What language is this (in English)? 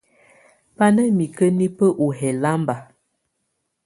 Tunen